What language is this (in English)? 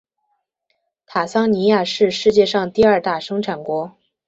Chinese